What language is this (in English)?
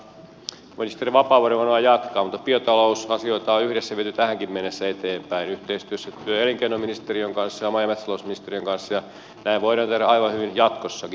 Finnish